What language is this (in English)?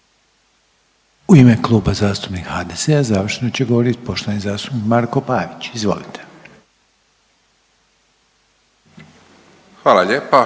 Croatian